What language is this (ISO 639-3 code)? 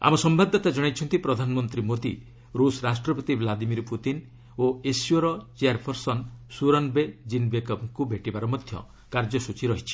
ori